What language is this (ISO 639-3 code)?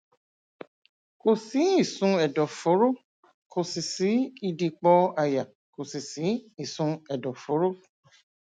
yor